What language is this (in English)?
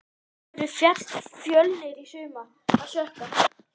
Icelandic